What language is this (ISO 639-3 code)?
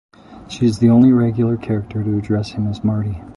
eng